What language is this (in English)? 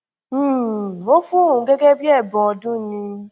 Yoruba